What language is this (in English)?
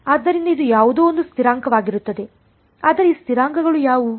Kannada